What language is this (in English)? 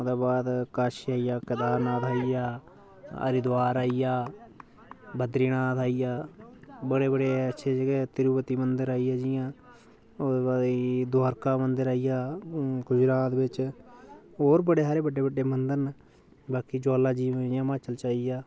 Dogri